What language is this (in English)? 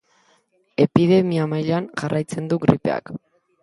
Basque